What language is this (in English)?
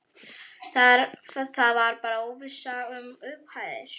Icelandic